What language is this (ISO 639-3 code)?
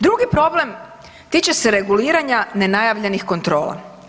hrv